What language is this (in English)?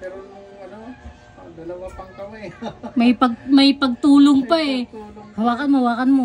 Filipino